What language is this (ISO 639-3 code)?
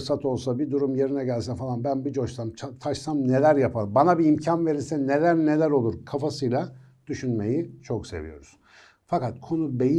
tur